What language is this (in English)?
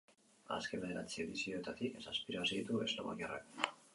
Basque